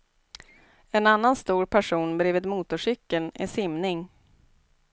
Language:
Swedish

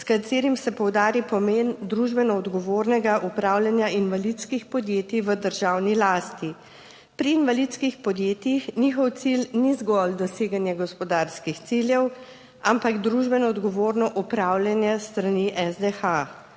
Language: Slovenian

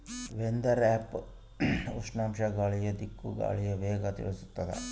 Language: Kannada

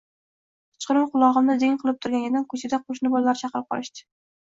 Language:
Uzbek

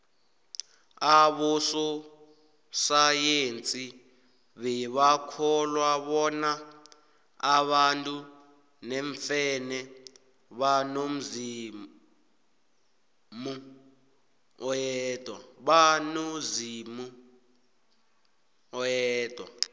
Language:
South Ndebele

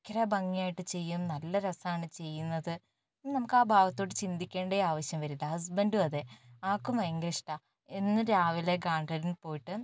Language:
Malayalam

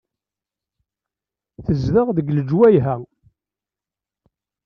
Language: Kabyle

